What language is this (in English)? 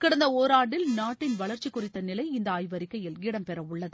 Tamil